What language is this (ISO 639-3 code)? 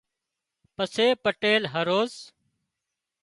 kxp